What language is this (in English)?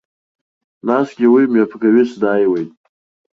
Abkhazian